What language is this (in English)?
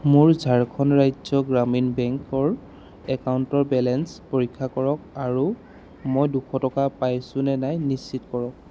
Assamese